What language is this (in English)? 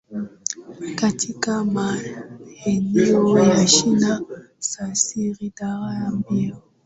Swahili